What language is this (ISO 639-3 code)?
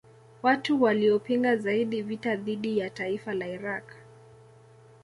swa